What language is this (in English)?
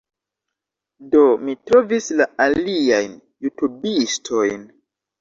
Esperanto